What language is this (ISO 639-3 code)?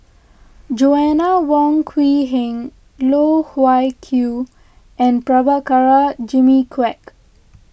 eng